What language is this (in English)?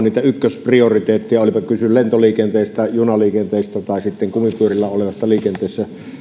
Finnish